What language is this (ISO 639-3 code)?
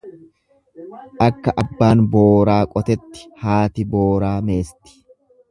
orm